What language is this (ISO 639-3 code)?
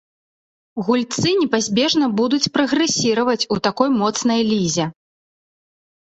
bel